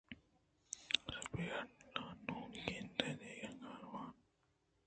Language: Eastern Balochi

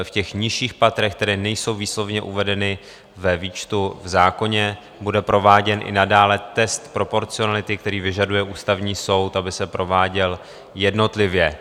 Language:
Czech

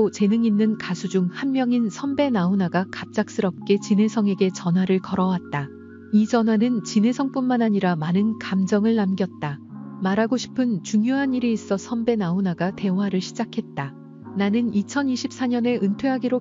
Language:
Korean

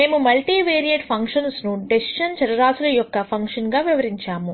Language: Telugu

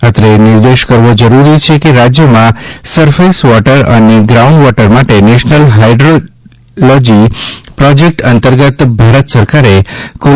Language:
Gujarati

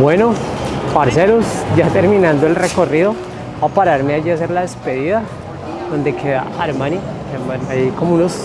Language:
Spanish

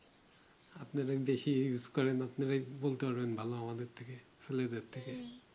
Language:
Bangla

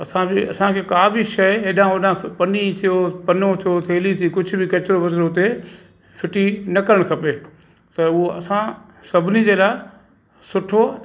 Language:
Sindhi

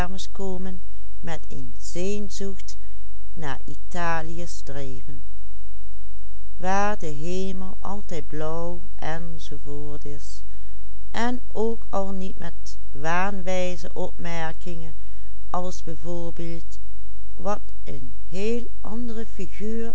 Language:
Dutch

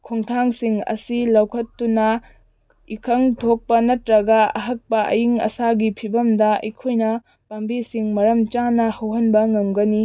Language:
Manipuri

